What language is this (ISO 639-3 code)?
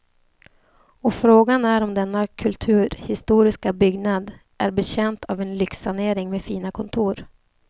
swe